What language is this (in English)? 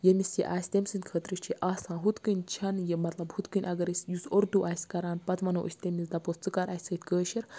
Kashmiri